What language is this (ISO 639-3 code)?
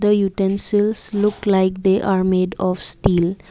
eng